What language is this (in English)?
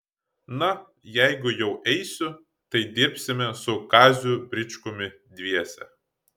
Lithuanian